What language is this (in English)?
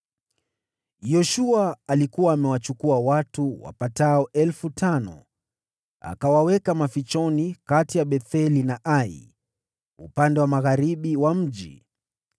Swahili